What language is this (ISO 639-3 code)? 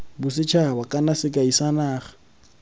tsn